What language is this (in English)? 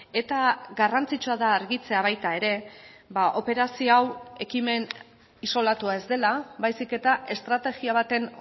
Basque